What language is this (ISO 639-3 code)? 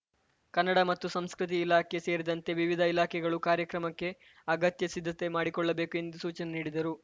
kan